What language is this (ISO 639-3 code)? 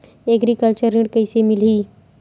hne